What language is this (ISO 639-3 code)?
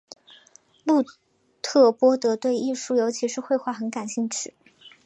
zho